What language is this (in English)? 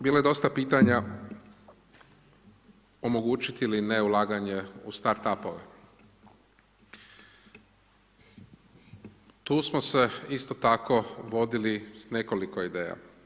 Croatian